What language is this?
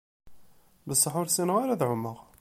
Kabyle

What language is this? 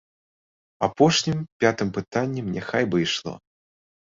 Belarusian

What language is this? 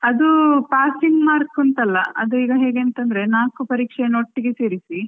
Kannada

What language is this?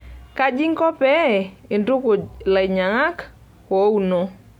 Masai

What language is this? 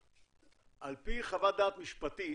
Hebrew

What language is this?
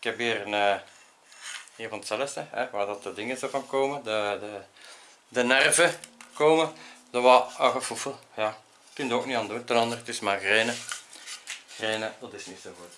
Dutch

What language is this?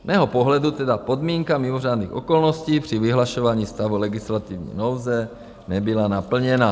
Czech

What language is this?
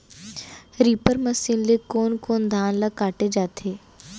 Chhattisgarhi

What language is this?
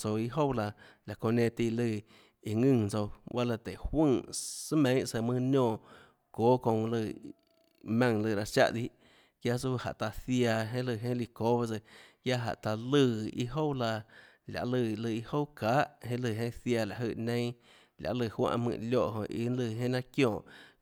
Tlacoatzintepec Chinantec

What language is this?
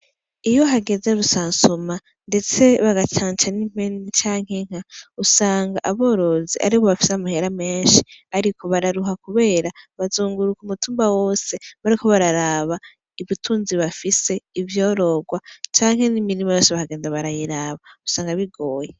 Rundi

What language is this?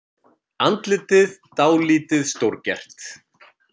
Icelandic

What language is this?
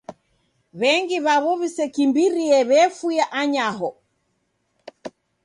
Taita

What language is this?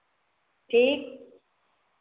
Hindi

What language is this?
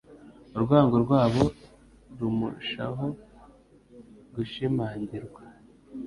Kinyarwanda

